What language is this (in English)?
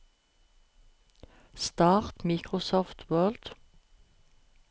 Norwegian